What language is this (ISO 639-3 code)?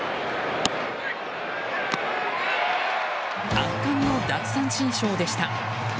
jpn